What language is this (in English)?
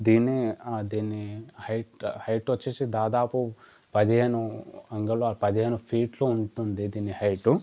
Telugu